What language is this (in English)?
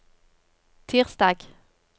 Norwegian